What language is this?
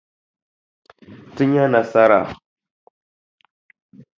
Dagbani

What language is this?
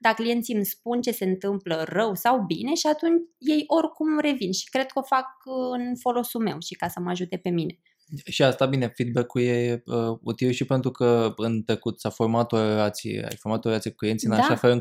Romanian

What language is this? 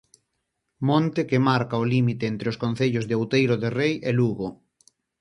Galician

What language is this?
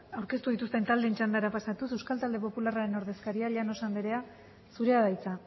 Basque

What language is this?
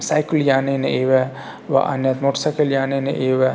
Sanskrit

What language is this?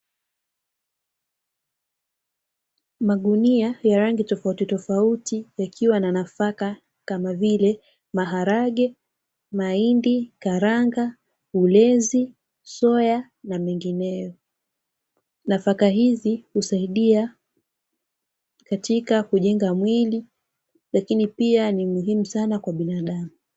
Swahili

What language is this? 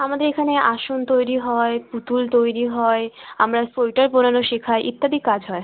Bangla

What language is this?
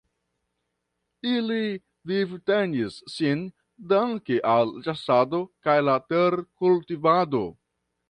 Esperanto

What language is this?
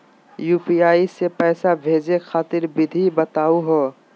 Magahi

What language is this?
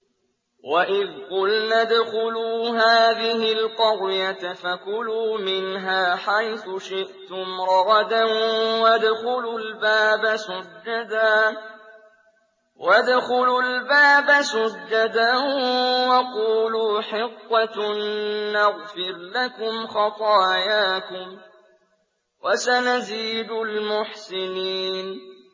Arabic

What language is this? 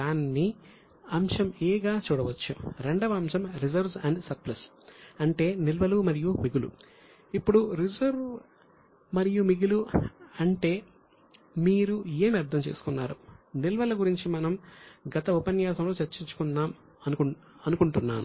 Telugu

